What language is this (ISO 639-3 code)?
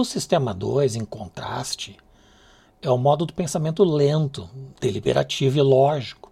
por